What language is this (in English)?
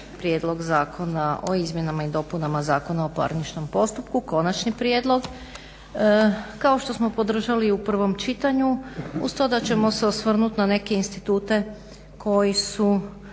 Croatian